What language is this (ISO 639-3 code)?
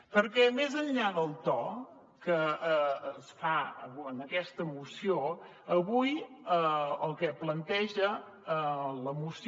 cat